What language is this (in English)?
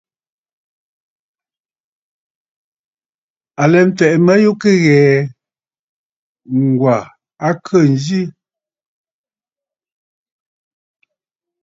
Bafut